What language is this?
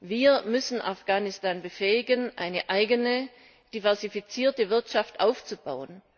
German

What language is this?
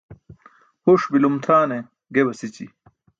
Burushaski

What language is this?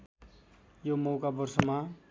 Nepali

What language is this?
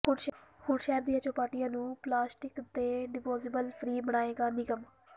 Punjabi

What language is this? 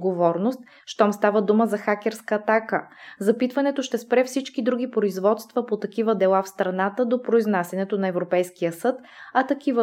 Bulgarian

